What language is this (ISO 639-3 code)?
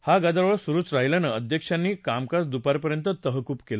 mar